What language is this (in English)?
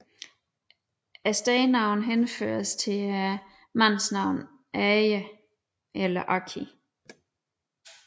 Danish